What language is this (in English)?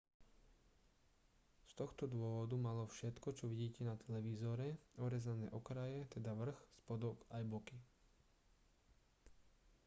Slovak